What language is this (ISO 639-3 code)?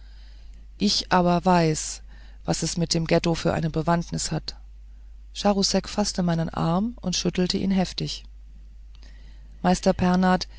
deu